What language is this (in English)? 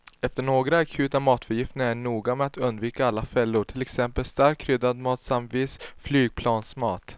Swedish